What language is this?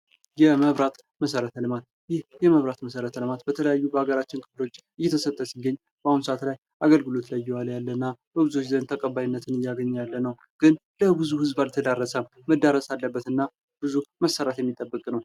Amharic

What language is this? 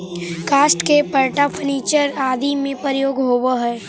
Magahi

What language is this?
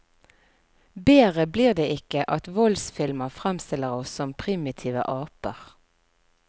Norwegian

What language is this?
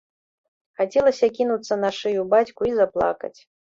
Belarusian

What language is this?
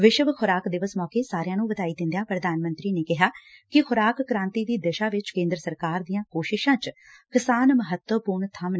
Punjabi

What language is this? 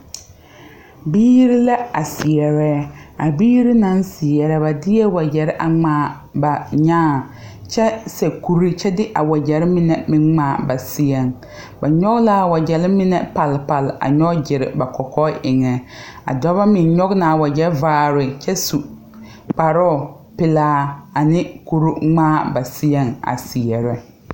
Southern Dagaare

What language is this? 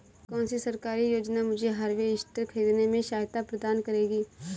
Hindi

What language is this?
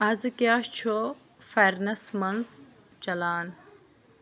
Kashmiri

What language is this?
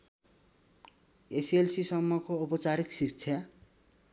Nepali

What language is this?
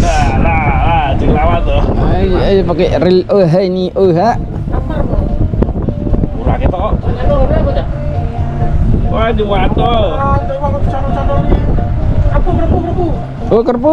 Indonesian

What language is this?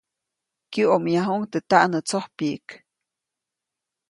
Copainalá Zoque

